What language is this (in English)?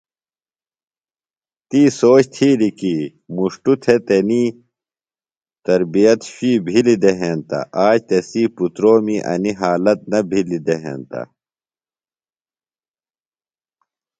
Phalura